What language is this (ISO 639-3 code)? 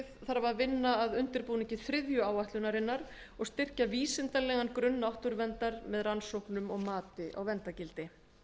isl